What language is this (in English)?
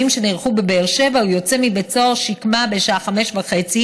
Hebrew